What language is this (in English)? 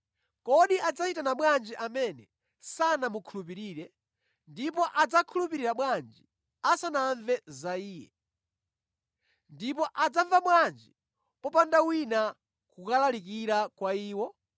Nyanja